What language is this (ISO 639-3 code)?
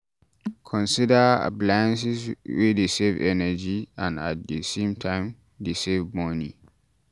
pcm